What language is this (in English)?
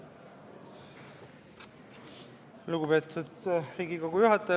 Estonian